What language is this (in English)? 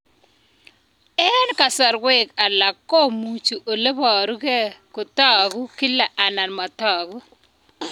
Kalenjin